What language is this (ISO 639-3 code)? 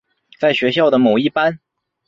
zho